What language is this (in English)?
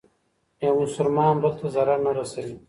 Pashto